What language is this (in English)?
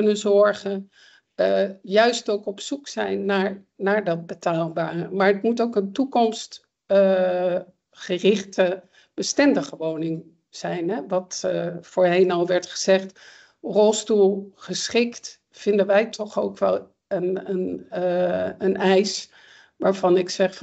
Dutch